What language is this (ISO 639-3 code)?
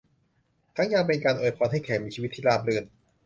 tha